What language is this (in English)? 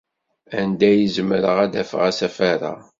Kabyle